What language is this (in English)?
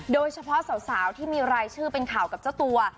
Thai